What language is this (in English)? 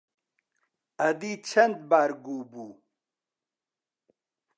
Central Kurdish